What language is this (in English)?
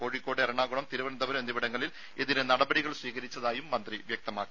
Malayalam